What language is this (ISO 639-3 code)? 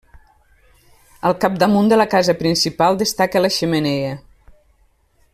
cat